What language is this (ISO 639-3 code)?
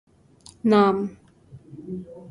urd